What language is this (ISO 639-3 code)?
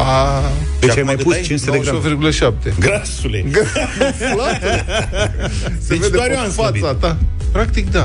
ron